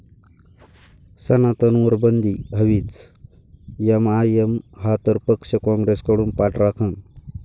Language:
Marathi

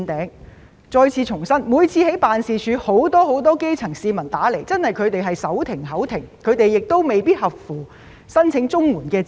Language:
Cantonese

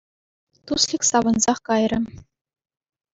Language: Chuvash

